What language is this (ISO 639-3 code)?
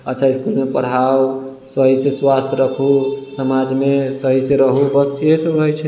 mai